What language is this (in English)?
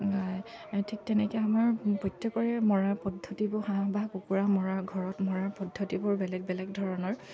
Assamese